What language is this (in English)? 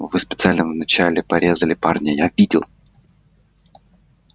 Russian